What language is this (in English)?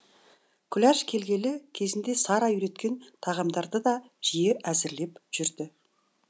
Kazakh